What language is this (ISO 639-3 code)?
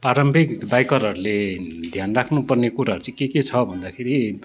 nep